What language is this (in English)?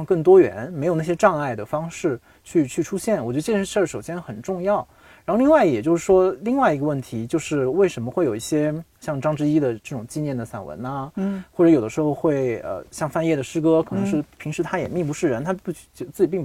Chinese